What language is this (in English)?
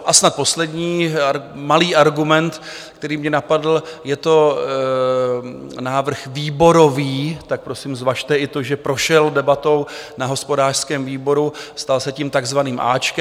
Czech